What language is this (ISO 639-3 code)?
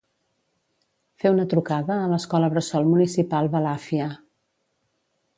cat